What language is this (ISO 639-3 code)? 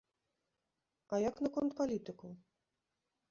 bel